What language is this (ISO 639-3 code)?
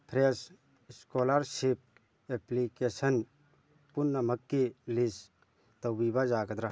mni